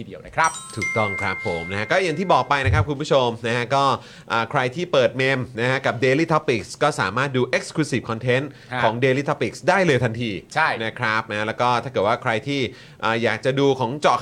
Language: Thai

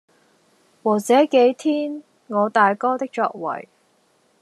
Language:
Cantonese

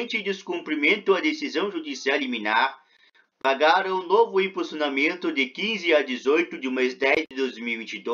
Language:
Portuguese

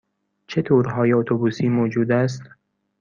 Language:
Persian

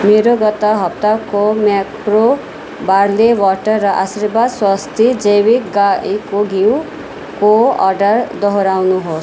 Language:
Nepali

